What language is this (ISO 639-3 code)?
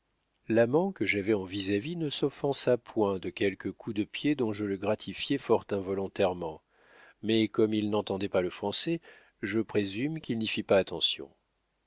fra